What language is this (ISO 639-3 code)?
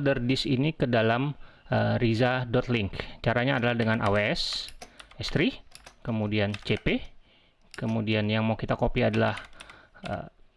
ind